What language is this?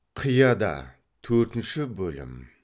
Kazakh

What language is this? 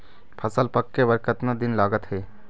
Chhattisgarhi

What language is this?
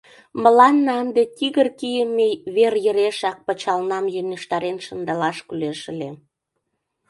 Mari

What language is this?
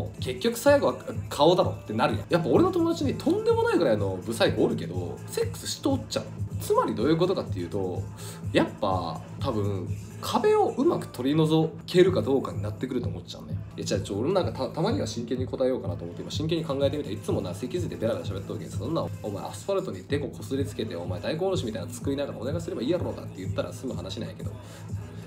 Japanese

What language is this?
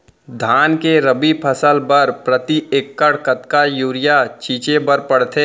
Chhattisgarhi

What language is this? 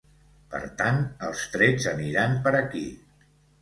Catalan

